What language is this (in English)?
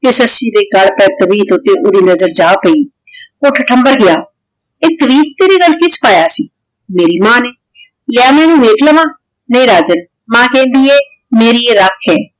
Punjabi